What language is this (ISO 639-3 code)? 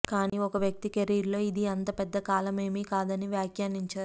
tel